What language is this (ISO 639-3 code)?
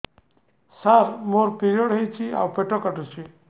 ori